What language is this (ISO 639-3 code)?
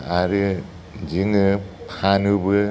brx